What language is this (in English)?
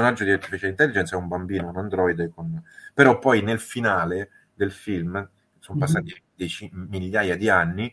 Italian